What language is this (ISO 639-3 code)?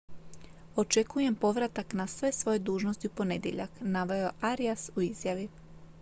hrv